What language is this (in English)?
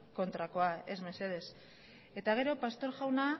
Basque